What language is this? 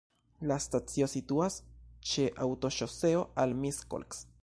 Esperanto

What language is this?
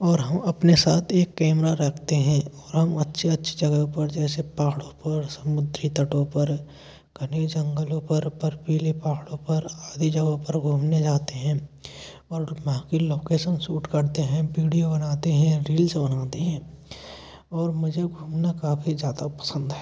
Hindi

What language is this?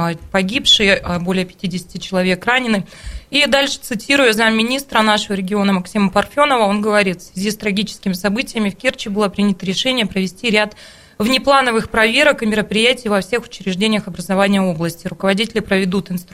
Russian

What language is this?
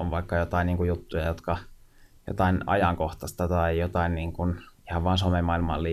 Finnish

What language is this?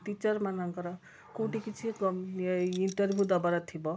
Odia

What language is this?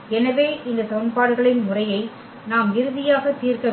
Tamil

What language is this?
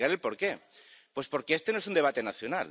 Spanish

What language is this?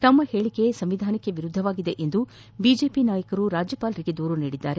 Kannada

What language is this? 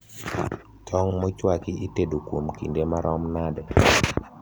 Luo (Kenya and Tanzania)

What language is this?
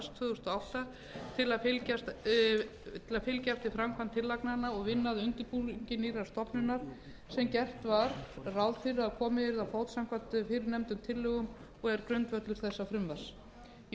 Icelandic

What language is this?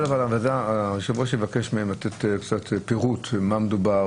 Hebrew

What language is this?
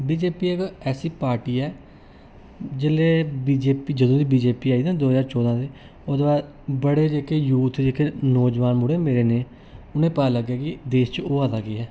Dogri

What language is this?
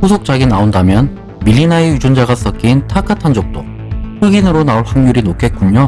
Korean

